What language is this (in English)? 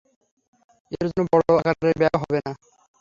Bangla